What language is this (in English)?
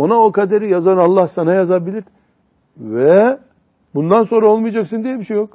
Turkish